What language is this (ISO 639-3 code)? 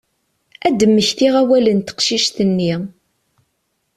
kab